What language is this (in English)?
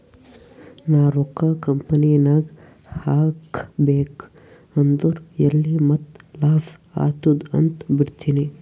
Kannada